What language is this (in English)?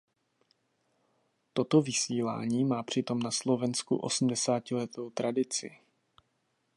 Czech